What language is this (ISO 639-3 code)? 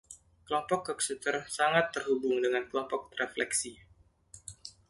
ind